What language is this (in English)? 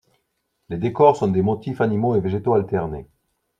French